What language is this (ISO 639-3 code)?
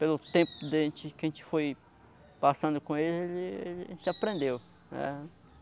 por